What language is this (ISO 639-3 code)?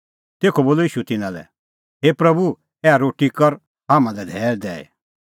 kfx